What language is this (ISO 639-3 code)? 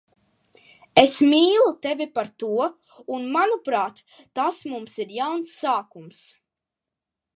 lav